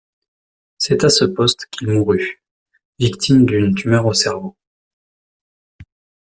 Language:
French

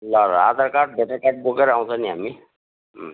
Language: Nepali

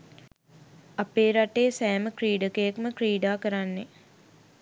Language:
Sinhala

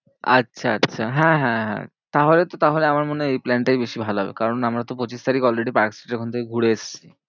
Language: Bangla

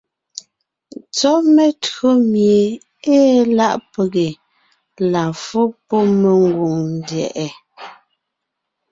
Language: Ngiemboon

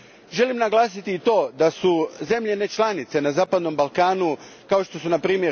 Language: Croatian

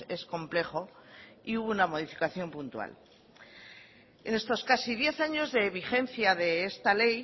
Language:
Spanish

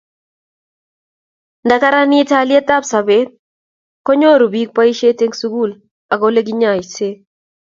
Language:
Kalenjin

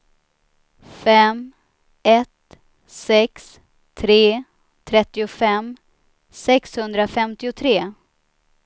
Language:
Swedish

